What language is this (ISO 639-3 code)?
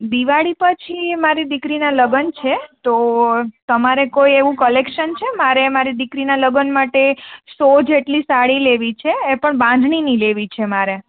guj